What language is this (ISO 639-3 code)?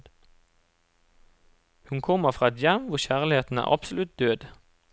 nor